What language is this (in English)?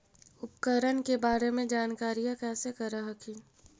Magahi